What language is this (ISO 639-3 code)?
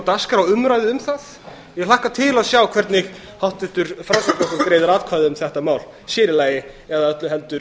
isl